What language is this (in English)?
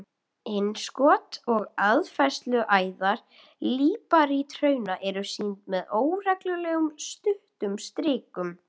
Icelandic